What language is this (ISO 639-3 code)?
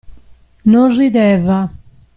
ita